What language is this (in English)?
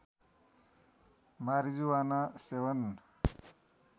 Nepali